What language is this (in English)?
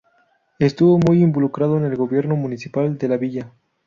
Spanish